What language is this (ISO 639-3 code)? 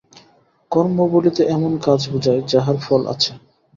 ben